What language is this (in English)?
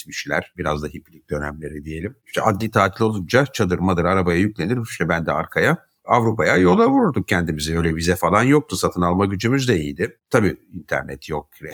Turkish